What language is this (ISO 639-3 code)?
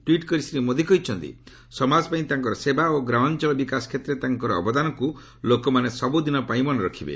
ori